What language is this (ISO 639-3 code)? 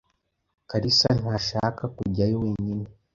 kin